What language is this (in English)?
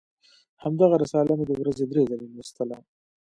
Pashto